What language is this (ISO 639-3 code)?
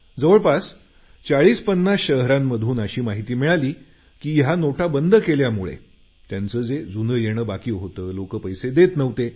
mar